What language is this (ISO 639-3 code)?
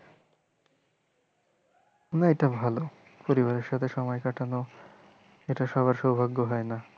ben